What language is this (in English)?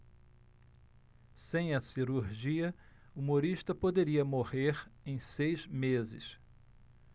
Portuguese